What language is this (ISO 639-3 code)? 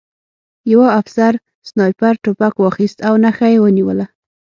pus